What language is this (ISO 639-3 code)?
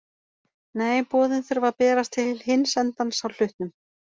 isl